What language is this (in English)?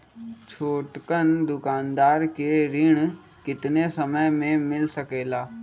Magahi